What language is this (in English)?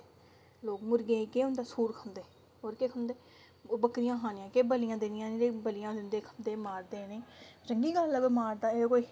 Dogri